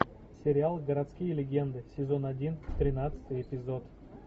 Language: Russian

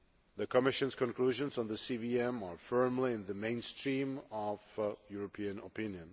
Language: English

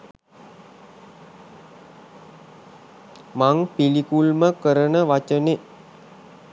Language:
Sinhala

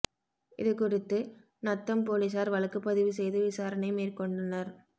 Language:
Tamil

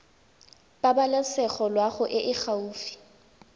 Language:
Tswana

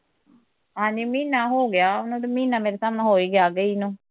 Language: Punjabi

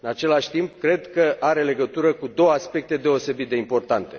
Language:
Romanian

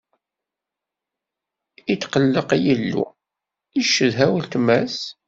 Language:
Kabyle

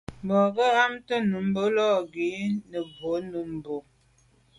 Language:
Medumba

